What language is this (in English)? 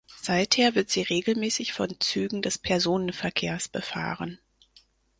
German